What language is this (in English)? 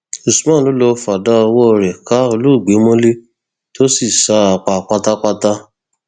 Yoruba